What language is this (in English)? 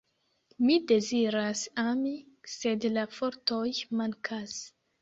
Esperanto